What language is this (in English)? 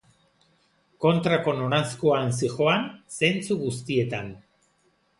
Basque